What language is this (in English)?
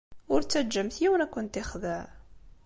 Kabyle